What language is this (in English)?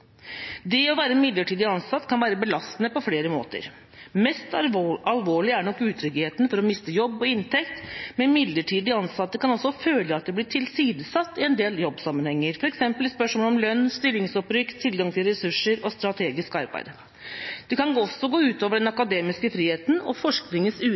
Norwegian Bokmål